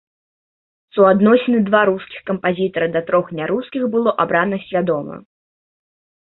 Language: Belarusian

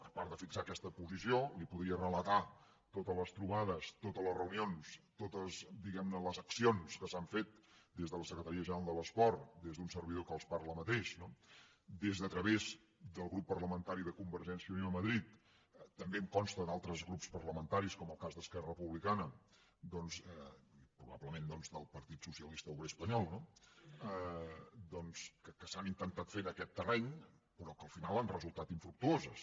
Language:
Catalan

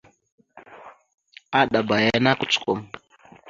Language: Mada (Cameroon)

